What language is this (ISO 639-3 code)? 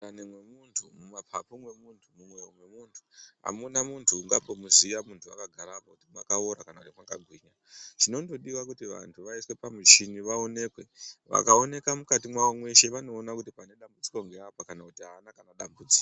ndc